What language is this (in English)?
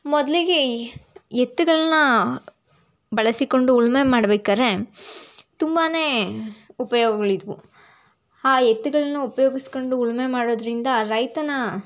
Kannada